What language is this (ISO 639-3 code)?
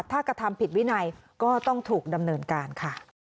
tha